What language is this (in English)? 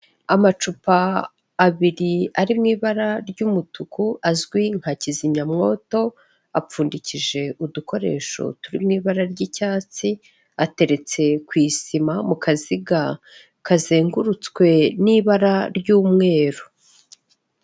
Kinyarwanda